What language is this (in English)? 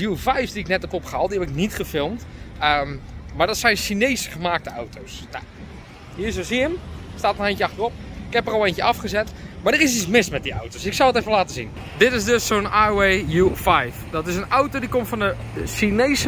Dutch